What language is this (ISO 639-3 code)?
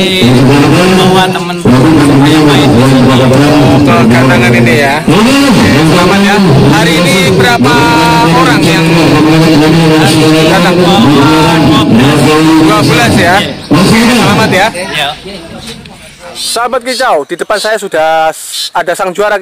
ind